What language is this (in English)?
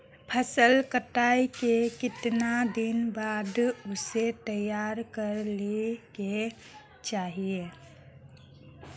Magahi